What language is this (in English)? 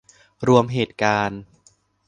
Thai